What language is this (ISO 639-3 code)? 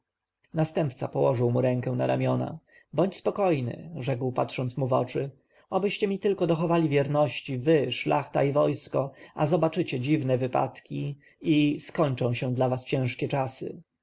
pol